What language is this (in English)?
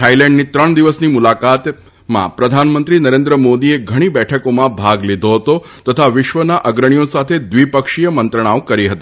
Gujarati